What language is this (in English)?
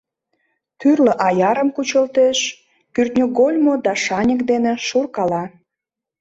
Mari